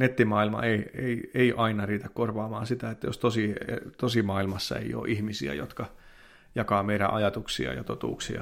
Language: Finnish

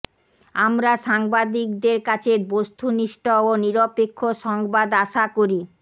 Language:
Bangla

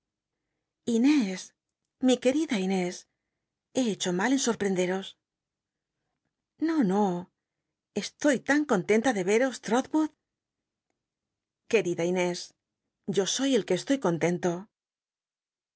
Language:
Spanish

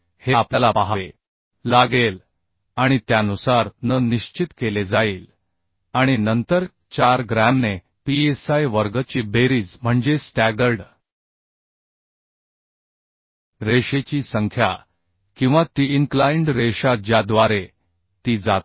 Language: Marathi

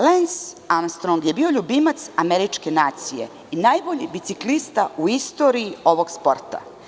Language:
Serbian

